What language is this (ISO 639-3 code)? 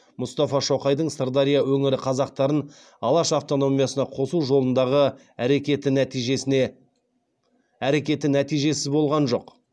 kaz